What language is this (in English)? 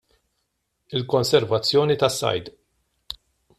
Maltese